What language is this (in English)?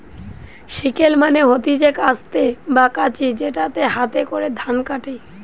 Bangla